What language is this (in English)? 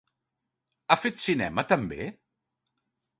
Catalan